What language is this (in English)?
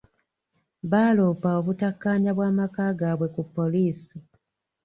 Ganda